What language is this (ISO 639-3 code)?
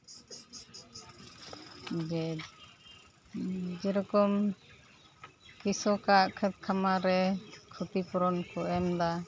sat